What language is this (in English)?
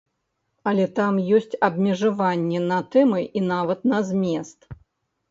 Belarusian